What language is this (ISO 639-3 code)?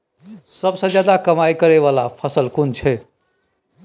mai